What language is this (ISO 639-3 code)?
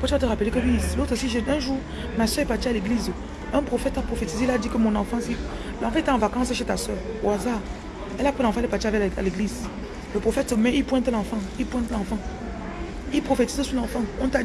fra